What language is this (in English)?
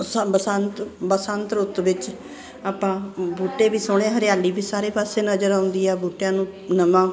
Punjabi